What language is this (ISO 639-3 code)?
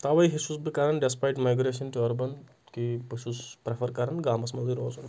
kas